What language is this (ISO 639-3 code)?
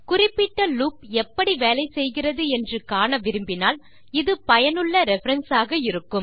tam